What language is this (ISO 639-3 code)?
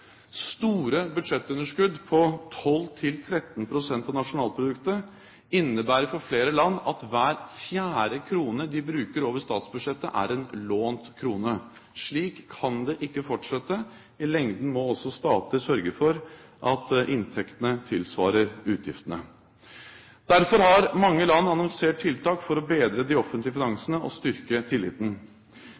nob